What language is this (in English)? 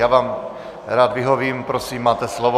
Czech